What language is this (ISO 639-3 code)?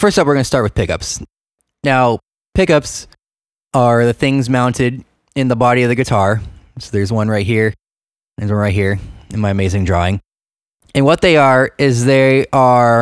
eng